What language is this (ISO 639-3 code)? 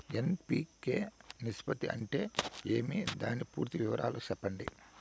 tel